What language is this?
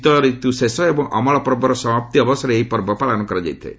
Odia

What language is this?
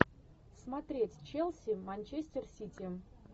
Russian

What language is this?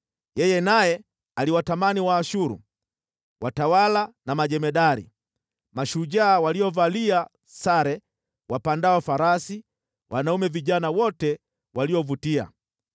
Swahili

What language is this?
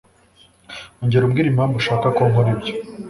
Kinyarwanda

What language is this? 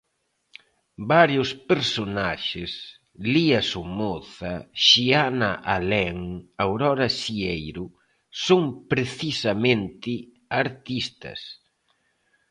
Galician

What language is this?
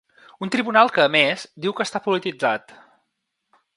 Catalan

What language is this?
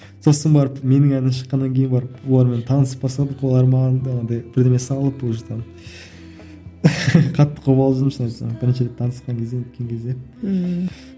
Kazakh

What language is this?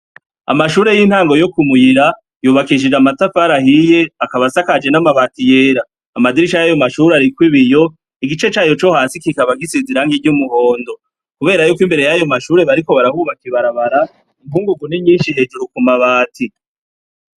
Rundi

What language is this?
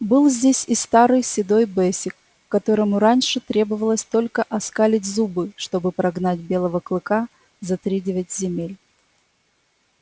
Russian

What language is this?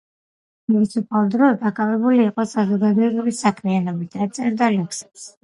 Georgian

